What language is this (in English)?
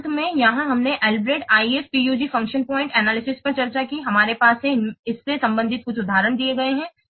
Hindi